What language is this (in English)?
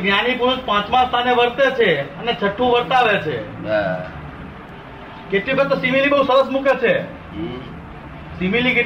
Gujarati